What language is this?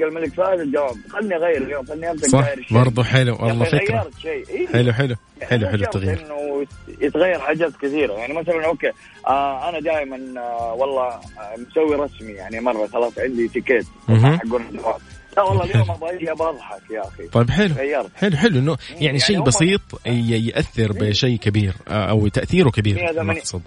Arabic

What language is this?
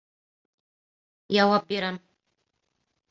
Bashkir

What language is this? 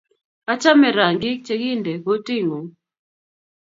Kalenjin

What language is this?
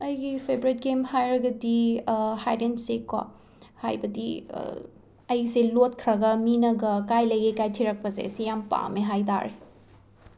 Manipuri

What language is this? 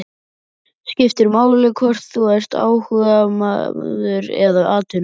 Icelandic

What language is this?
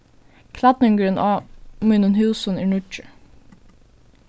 Faroese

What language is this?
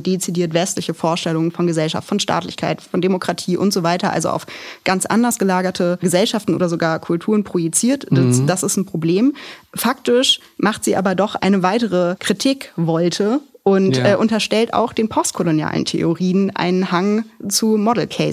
German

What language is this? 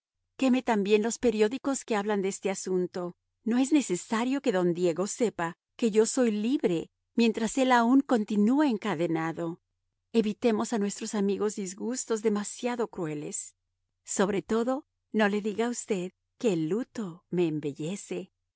Spanish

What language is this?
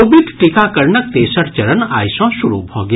Maithili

